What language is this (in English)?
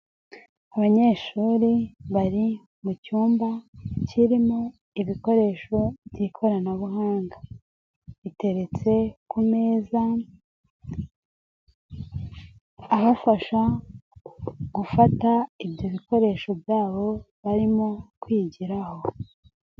Kinyarwanda